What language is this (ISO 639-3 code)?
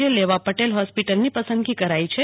guj